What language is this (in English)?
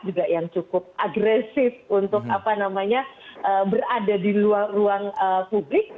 Indonesian